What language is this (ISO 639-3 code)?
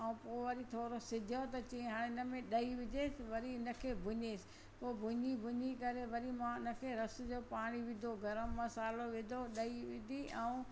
snd